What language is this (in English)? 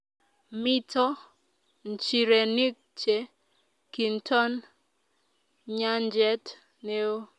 Kalenjin